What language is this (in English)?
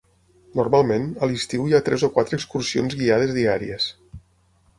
Catalan